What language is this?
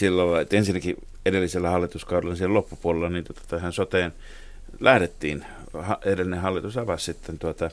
Finnish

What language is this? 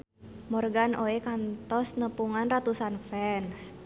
Sundanese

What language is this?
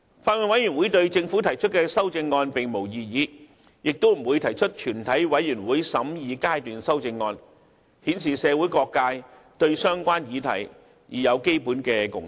Cantonese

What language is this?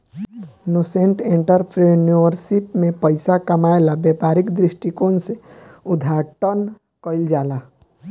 Bhojpuri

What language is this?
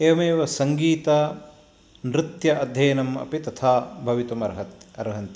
Sanskrit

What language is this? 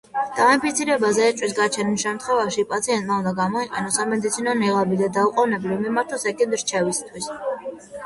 Georgian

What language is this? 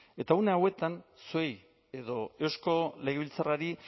Basque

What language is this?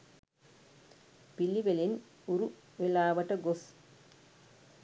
Sinhala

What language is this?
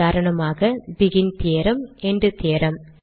Tamil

